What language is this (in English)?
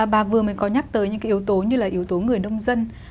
Vietnamese